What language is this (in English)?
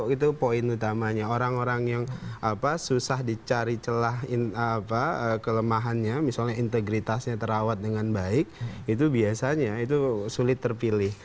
Indonesian